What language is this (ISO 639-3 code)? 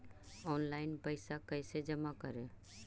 mag